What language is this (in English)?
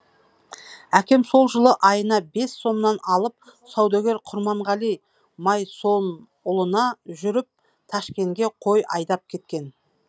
Kazakh